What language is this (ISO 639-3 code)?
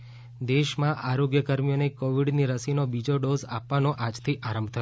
guj